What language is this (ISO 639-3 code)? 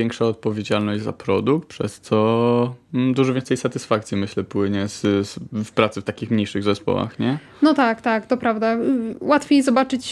pol